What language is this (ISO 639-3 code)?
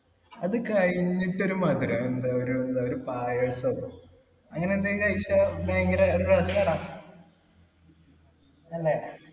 mal